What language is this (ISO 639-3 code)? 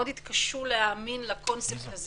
heb